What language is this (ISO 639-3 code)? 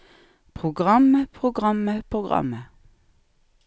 nor